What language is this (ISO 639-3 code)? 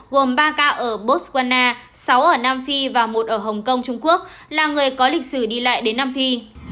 vie